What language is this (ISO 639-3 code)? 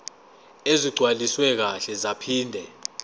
zul